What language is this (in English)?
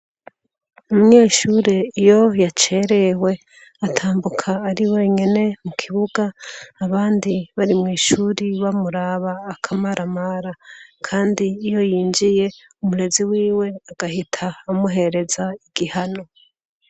Rundi